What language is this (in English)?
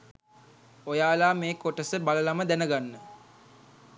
Sinhala